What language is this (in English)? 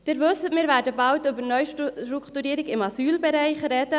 Swiss German